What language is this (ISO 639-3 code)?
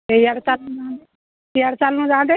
ori